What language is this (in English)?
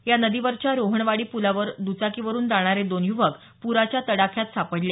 Marathi